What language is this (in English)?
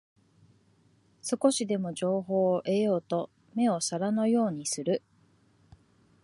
Japanese